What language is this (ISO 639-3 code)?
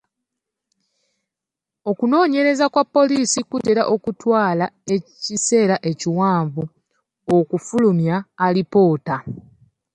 lug